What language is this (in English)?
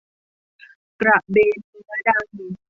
Thai